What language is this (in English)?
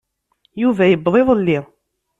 Kabyle